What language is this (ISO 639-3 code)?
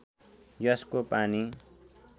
nep